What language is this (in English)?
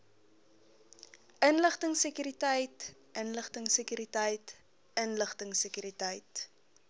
Afrikaans